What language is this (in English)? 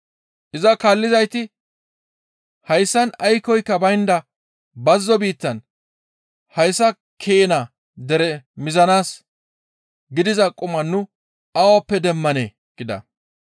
Gamo